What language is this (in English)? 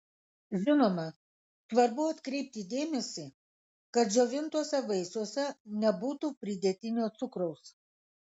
Lithuanian